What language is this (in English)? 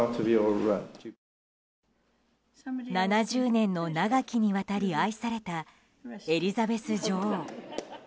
Japanese